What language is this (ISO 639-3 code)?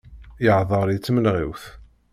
kab